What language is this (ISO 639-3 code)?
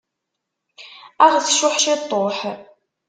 kab